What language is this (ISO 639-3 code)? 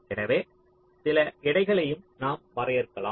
tam